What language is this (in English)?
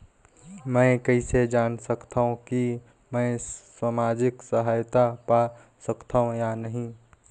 Chhattisgarhi